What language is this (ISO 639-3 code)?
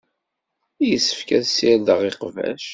kab